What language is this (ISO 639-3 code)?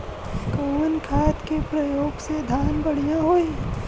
bho